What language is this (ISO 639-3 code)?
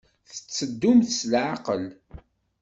kab